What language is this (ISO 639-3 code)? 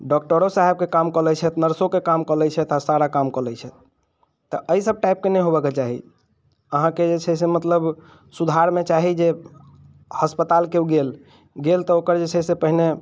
mai